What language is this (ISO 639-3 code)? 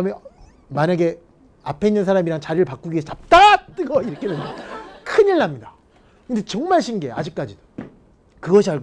kor